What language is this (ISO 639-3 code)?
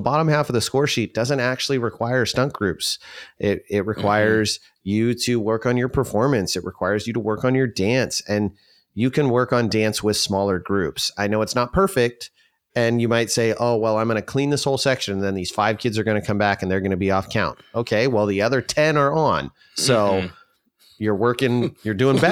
eng